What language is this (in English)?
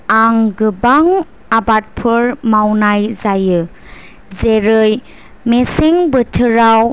Bodo